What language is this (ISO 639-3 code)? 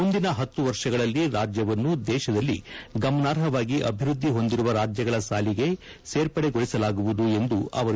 kan